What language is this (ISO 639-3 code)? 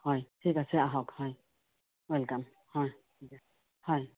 asm